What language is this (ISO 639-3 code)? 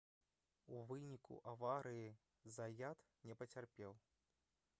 bel